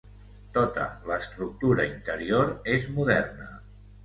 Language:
Catalan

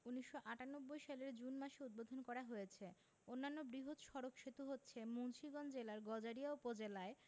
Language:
Bangla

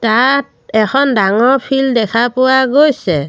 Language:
Assamese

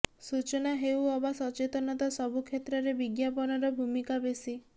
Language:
Odia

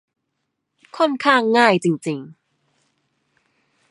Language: Thai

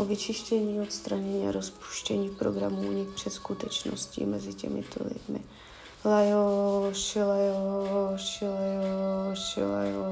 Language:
Czech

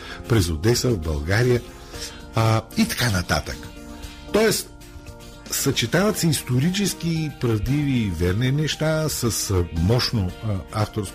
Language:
Bulgarian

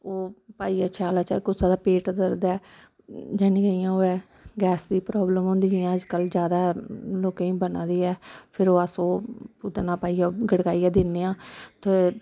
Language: Dogri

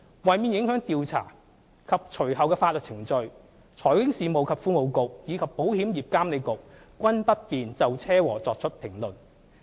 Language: Cantonese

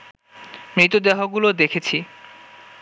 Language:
Bangla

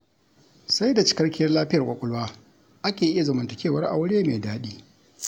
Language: Hausa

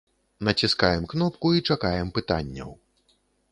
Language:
Belarusian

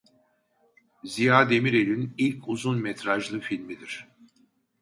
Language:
Turkish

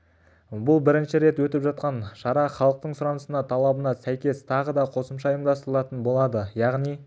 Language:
Kazakh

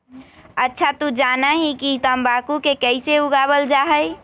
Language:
Magahi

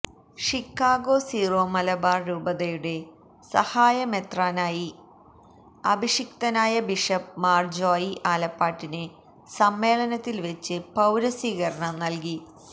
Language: Malayalam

